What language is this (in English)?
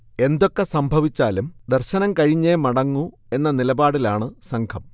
Malayalam